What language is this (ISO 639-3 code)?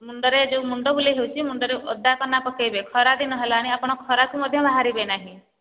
ori